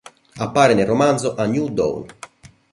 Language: Italian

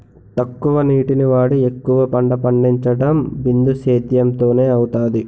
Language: Telugu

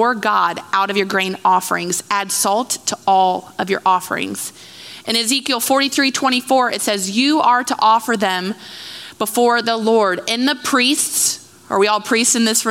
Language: English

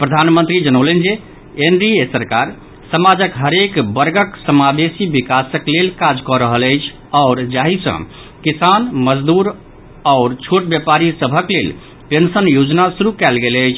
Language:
Maithili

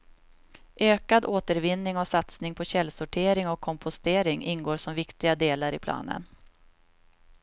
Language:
Swedish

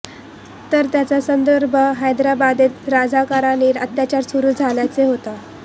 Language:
Marathi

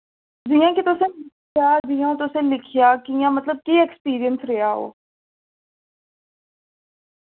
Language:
Dogri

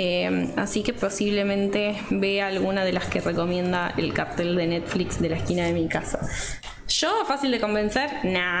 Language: Spanish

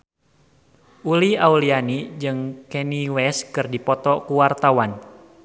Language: Sundanese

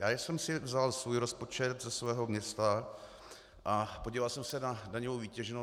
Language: Czech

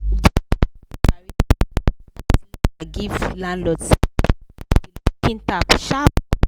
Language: Nigerian Pidgin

